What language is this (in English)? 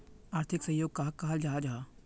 Magahi